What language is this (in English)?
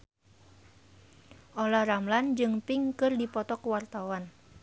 Sundanese